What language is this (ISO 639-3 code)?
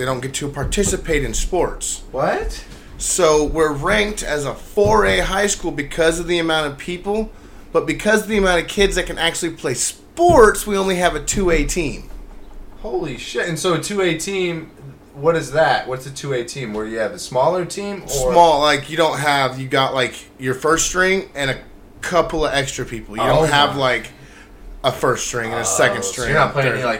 eng